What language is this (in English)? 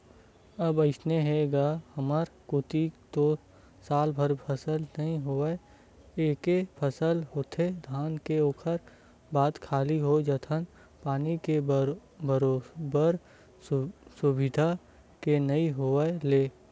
Chhattisgarhi